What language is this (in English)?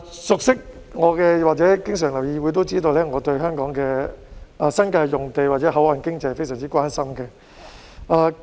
Cantonese